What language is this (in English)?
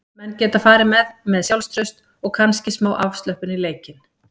Icelandic